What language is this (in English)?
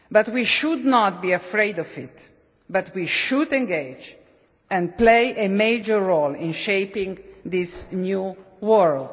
English